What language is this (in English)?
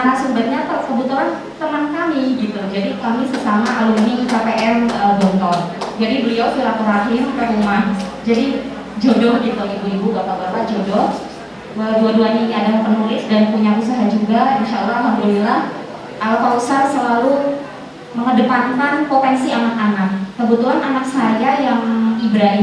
Indonesian